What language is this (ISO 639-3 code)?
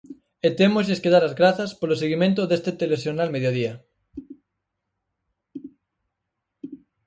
glg